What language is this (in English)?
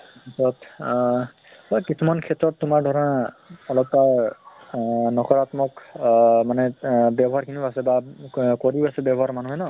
Assamese